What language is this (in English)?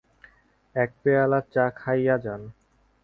Bangla